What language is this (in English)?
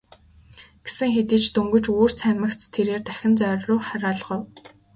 Mongolian